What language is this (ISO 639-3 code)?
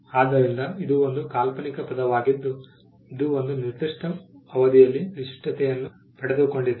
kan